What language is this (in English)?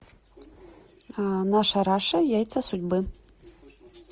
Russian